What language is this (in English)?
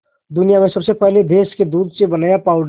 Hindi